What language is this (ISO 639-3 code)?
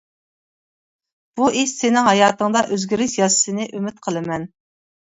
uig